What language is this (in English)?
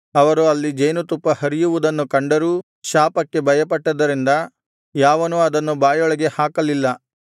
Kannada